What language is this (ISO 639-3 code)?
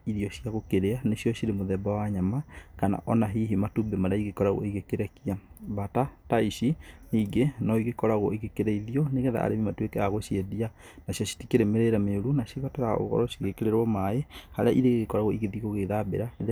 kik